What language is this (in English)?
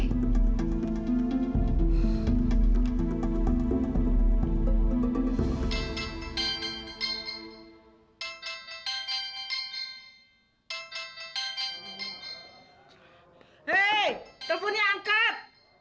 Indonesian